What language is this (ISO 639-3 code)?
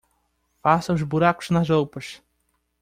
por